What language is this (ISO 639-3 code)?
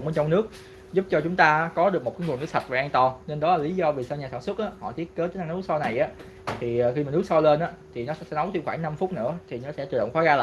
vie